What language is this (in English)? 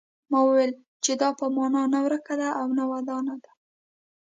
Pashto